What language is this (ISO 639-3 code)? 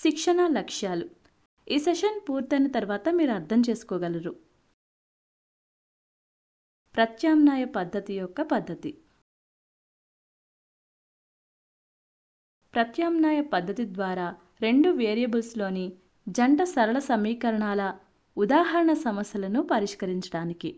tel